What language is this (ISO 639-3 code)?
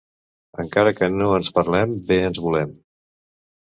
cat